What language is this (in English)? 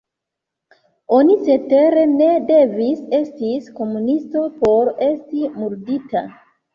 Esperanto